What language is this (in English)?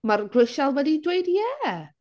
Welsh